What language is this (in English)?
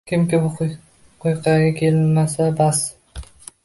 Uzbek